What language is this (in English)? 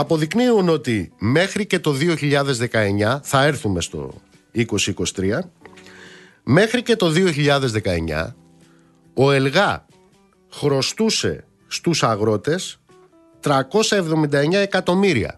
Greek